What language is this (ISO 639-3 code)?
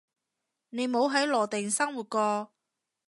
yue